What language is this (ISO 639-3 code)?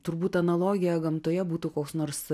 lit